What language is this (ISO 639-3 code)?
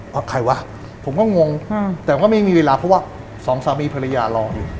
tha